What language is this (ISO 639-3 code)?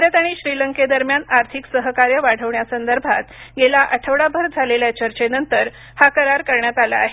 mar